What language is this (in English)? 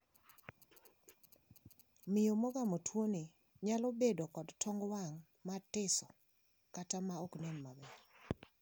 Luo (Kenya and Tanzania)